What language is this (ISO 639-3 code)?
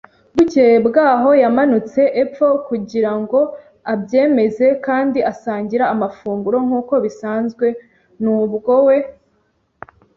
kin